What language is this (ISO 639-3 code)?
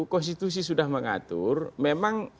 ind